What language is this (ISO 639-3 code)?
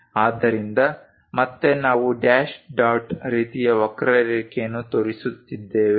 kan